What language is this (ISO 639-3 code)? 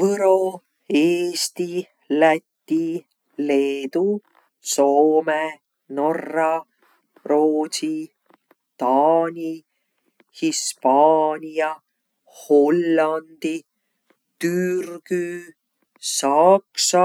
vro